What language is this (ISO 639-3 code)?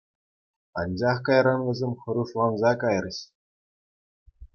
chv